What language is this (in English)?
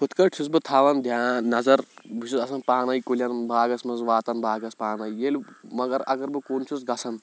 Kashmiri